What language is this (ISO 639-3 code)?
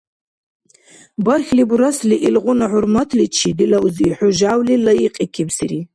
dar